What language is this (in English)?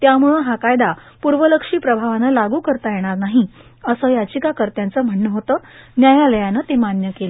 Marathi